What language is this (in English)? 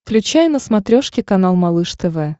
Russian